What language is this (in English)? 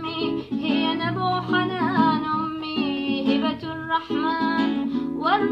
Arabic